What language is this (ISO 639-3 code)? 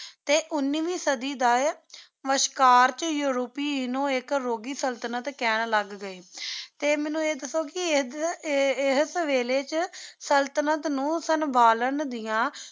pan